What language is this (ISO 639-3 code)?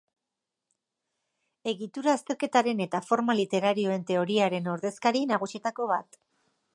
eus